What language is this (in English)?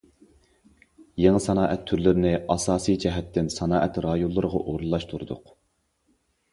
Uyghur